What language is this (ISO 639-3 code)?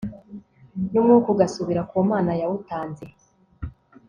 kin